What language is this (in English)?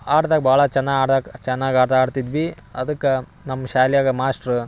Kannada